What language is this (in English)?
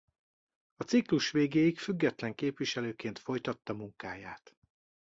Hungarian